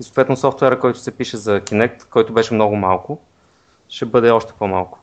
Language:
Bulgarian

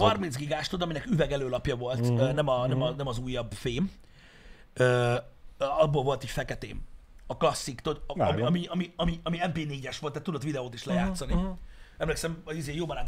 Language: Hungarian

